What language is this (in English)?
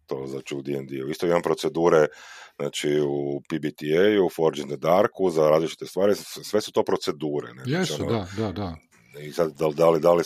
Croatian